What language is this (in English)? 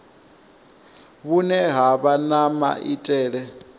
Venda